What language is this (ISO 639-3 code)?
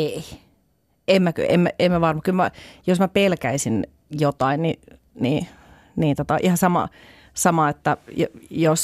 fin